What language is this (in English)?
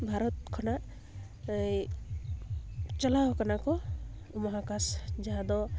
Santali